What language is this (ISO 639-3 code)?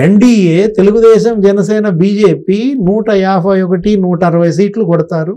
tel